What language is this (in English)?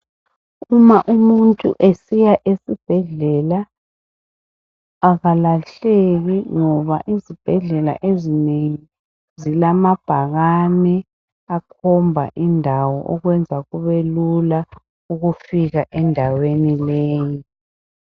North Ndebele